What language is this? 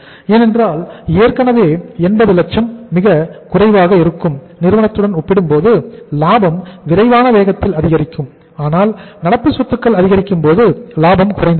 Tamil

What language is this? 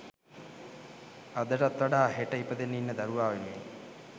Sinhala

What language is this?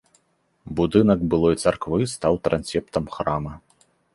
Belarusian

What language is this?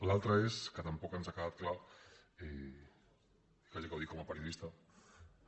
Catalan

